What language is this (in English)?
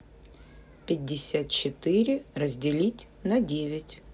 Russian